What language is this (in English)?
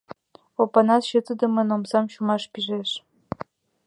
Mari